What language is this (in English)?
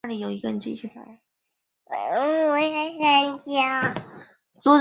Chinese